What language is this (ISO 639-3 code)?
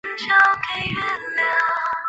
zho